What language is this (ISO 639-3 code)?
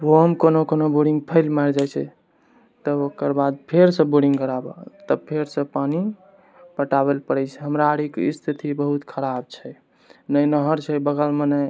mai